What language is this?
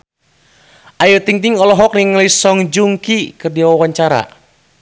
Sundanese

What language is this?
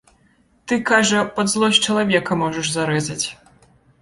Belarusian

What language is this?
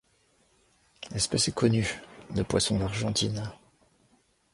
French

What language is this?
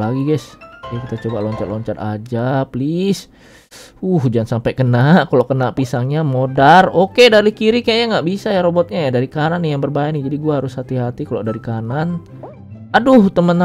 Indonesian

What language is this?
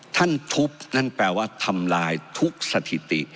Thai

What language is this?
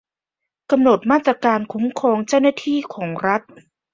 Thai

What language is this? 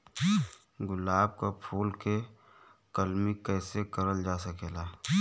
Bhojpuri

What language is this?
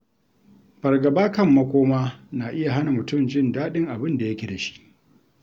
Hausa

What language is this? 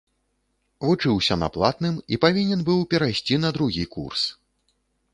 Belarusian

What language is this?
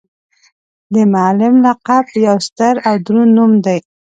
Pashto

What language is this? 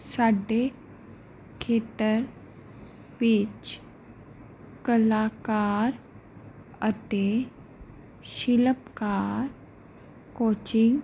Punjabi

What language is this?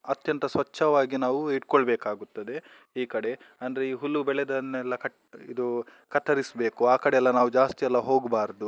Kannada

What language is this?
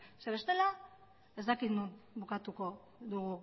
Basque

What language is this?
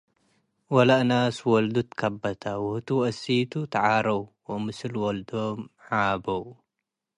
Tigre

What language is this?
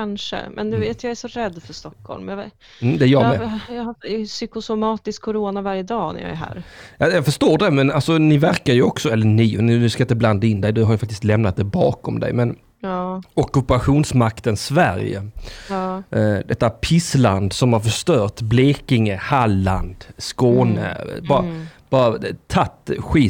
Swedish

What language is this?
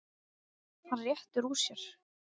Icelandic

